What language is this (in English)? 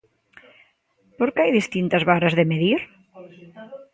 Galician